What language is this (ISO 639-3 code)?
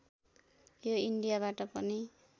nep